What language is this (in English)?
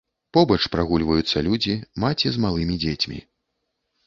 Belarusian